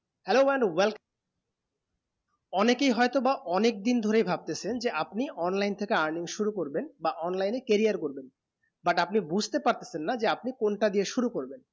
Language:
Bangla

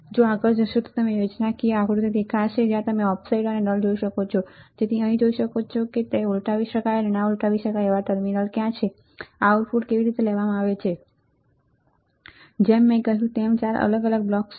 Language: Gujarati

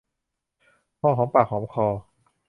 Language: Thai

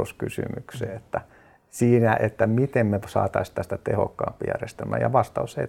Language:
Finnish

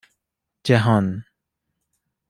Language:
Persian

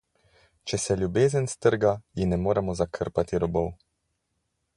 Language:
Slovenian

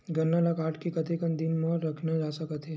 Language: Chhattisgarhi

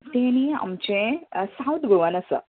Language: Konkani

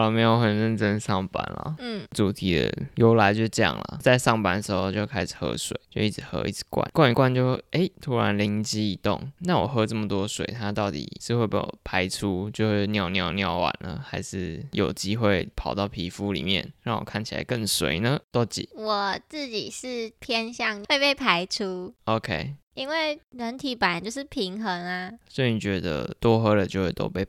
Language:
Chinese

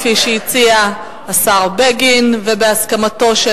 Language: Hebrew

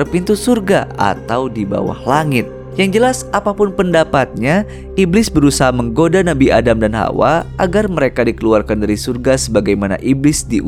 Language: Indonesian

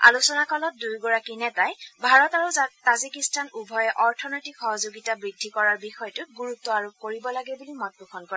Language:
Assamese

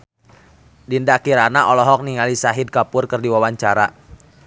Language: Sundanese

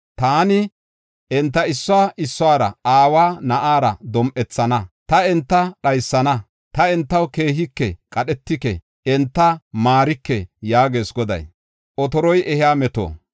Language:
Gofa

